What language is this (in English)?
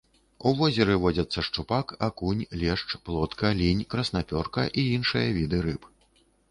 Belarusian